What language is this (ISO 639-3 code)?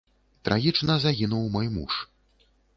bel